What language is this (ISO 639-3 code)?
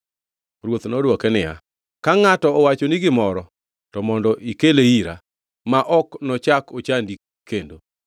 luo